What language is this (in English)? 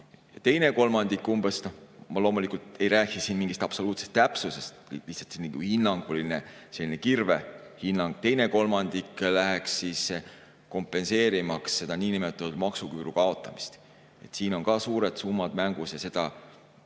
Estonian